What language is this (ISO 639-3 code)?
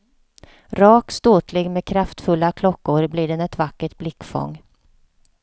swe